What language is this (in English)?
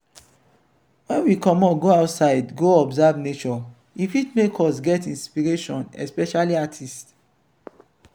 Nigerian Pidgin